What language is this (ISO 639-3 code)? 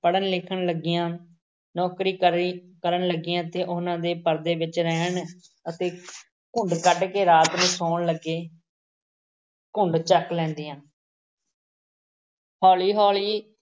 pan